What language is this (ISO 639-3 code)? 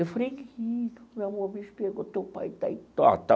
por